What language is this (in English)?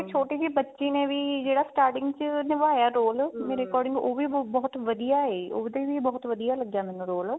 Punjabi